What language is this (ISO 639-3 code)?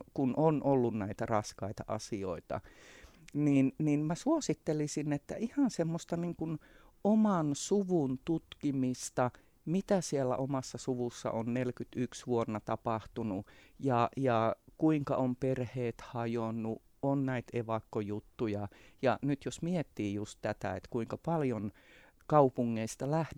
fin